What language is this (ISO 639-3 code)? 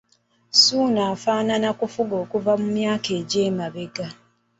lug